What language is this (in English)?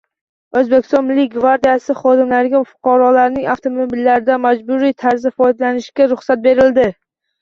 Uzbek